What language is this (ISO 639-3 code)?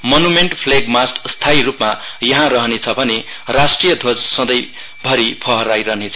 nep